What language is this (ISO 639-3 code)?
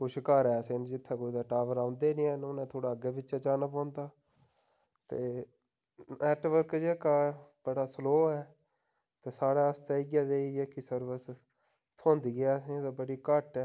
doi